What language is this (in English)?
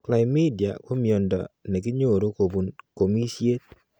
Kalenjin